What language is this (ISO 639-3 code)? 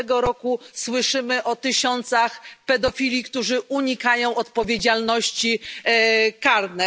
pol